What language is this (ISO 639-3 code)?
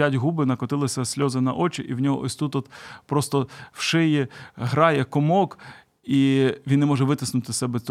ukr